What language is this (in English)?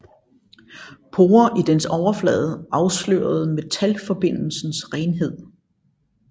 Danish